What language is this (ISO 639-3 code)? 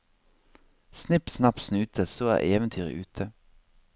nor